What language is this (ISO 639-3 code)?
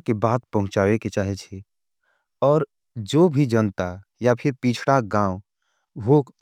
anp